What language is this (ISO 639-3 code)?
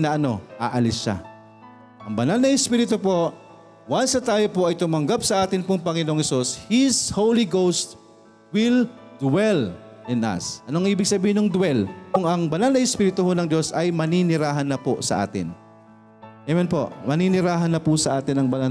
fil